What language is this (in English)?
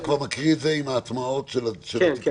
Hebrew